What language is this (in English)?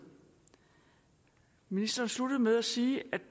Danish